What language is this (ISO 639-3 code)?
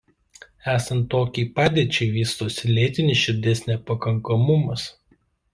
lit